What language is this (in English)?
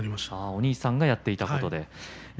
Japanese